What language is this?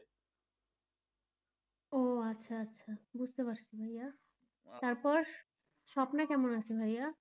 Bangla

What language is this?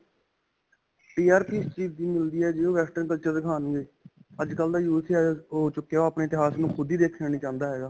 Punjabi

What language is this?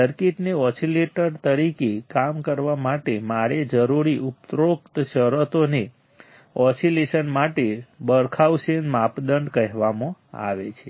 Gujarati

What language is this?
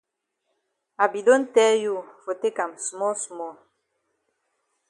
Cameroon Pidgin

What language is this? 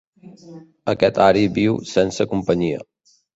Catalan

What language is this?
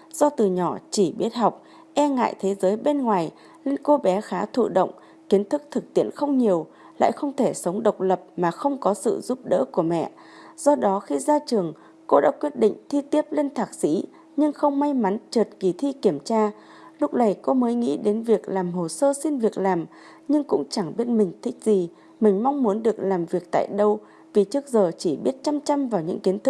Vietnamese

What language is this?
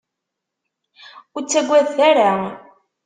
Kabyle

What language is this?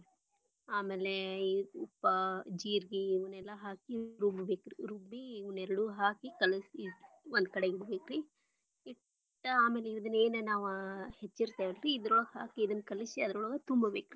Kannada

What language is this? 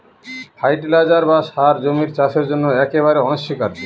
Bangla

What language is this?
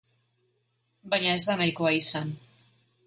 Basque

